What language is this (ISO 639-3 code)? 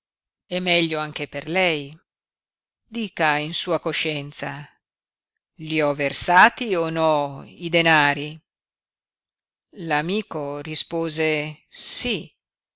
ita